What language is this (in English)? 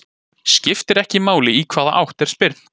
Icelandic